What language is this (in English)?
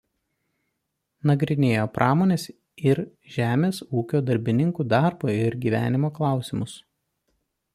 Lithuanian